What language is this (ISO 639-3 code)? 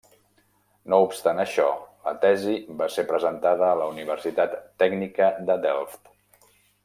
cat